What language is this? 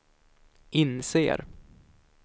Swedish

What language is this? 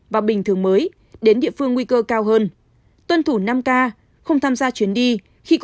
Vietnamese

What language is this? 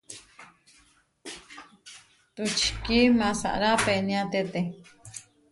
Huarijio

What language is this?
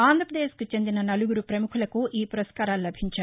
Telugu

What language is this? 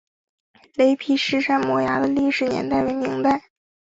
Chinese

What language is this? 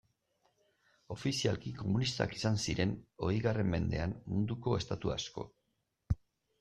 Basque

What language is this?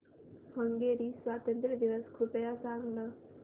Marathi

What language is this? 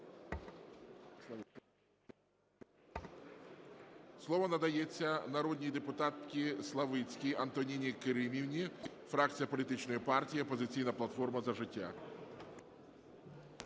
Ukrainian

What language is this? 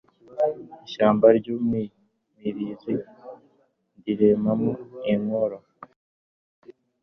Kinyarwanda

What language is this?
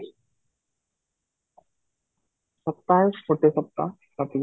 Odia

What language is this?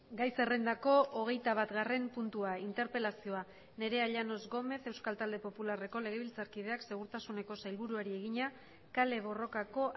Basque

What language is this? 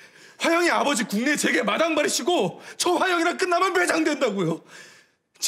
Korean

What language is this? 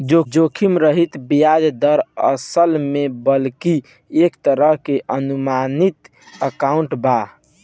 Bhojpuri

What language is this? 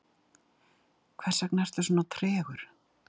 Icelandic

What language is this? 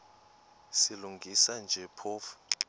Xhosa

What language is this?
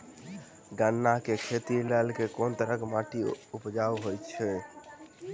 Maithili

